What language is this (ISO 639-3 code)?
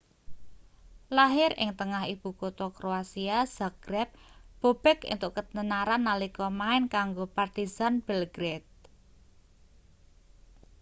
jav